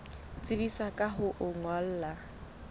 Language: Southern Sotho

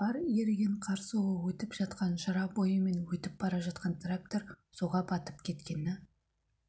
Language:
Kazakh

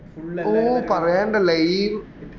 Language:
Malayalam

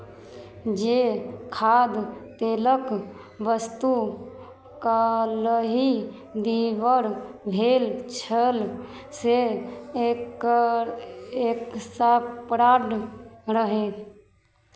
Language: Maithili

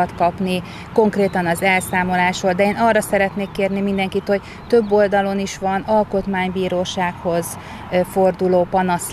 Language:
Hungarian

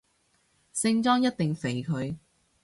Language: Cantonese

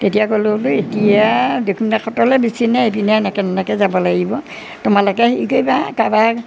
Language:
Assamese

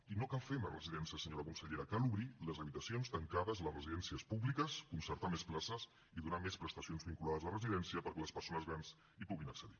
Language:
Catalan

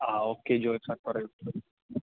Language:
Malayalam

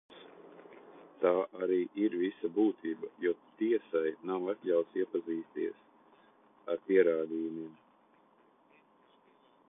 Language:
Latvian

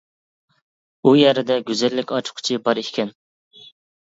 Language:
Uyghur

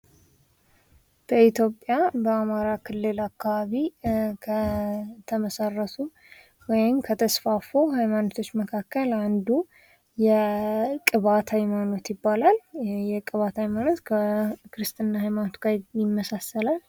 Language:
Amharic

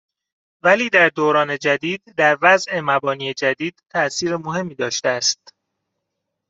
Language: Persian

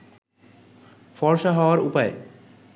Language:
Bangla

